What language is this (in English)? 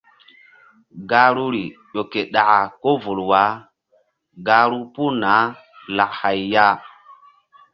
Mbum